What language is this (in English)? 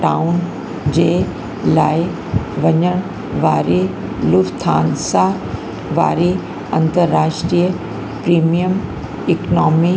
Sindhi